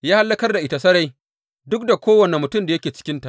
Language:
Hausa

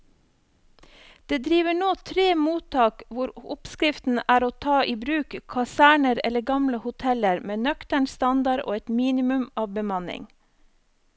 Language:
Norwegian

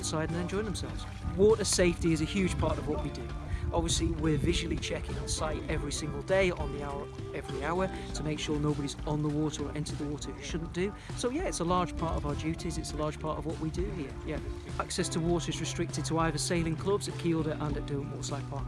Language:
English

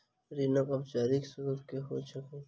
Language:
Maithili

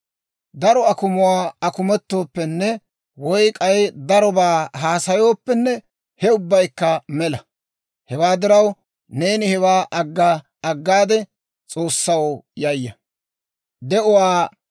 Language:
Dawro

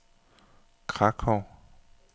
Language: Danish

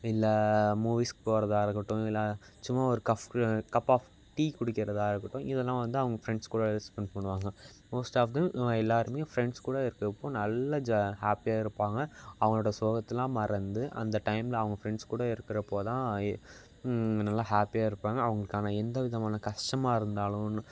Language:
Tamil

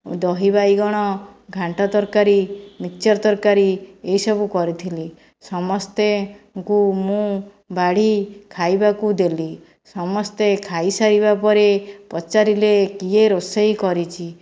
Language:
Odia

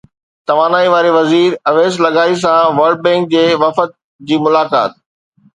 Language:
Sindhi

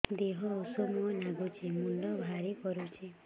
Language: Odia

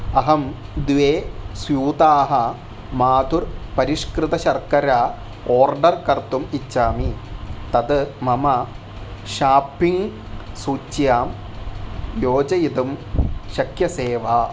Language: Sanskrit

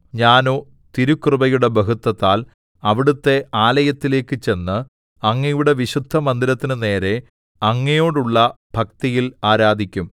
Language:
Malayalam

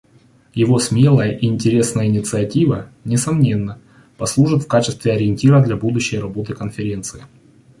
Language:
Russian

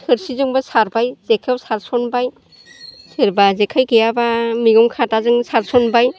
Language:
Bodo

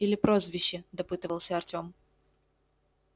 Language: Russian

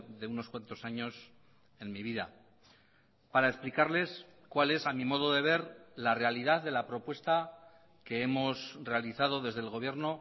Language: Spanish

